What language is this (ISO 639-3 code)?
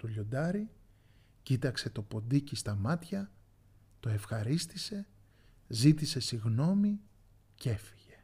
ell